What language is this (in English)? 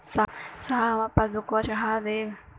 Bhojpuri